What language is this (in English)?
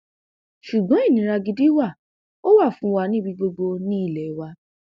Yoruba